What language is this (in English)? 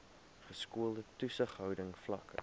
Afrikaans